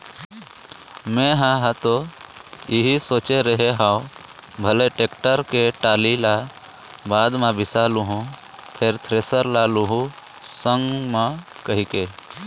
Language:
Chhattisgarhi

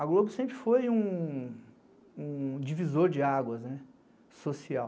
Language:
Portuguese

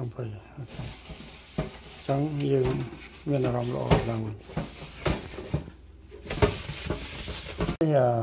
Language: Vietnamese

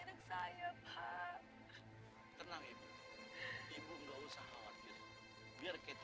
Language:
Indonesian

